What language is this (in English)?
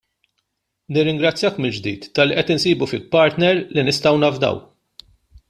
Maltese